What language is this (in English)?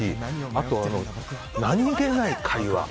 Japanese